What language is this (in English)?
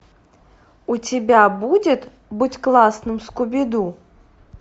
Russian